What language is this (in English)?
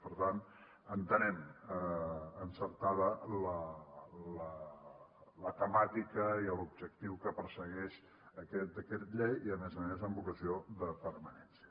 Catalan